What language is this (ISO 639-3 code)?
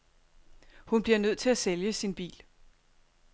dan